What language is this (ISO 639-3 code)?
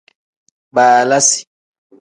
kdh